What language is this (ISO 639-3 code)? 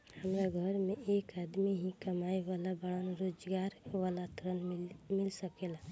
bho